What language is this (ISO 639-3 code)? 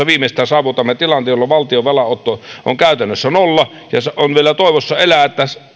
fin